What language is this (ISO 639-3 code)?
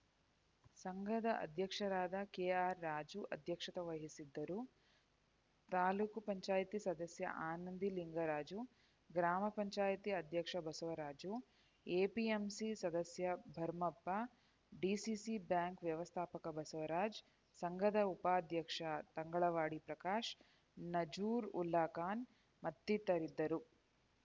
kan